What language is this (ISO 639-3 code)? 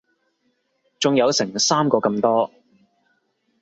yue